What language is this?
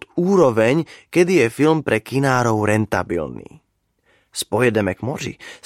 Slovak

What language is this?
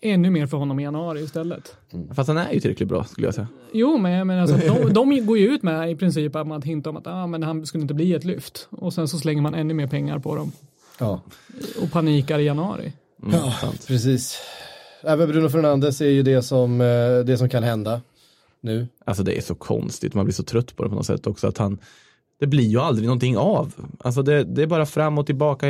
Swedish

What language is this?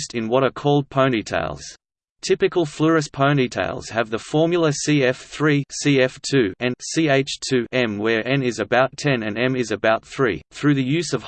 English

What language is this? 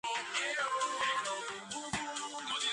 Georgian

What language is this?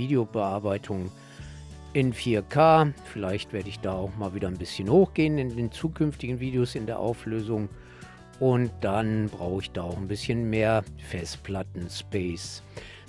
German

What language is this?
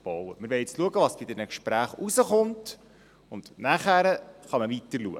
Swiss German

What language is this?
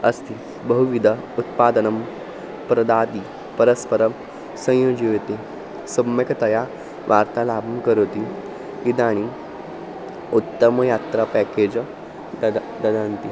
Sanskrit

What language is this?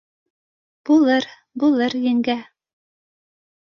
Bashkir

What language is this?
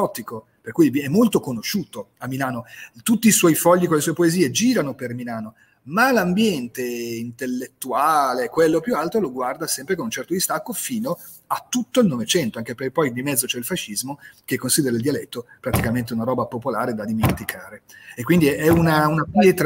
Italian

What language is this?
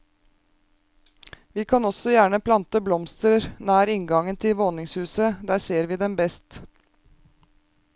Norwegian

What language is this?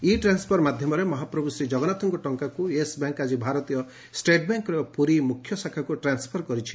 Odia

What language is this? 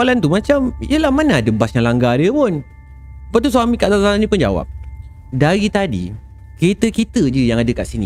Malay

